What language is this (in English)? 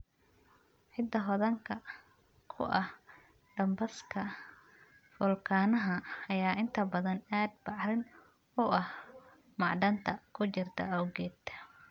Somali